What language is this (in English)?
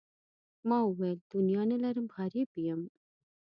Pashto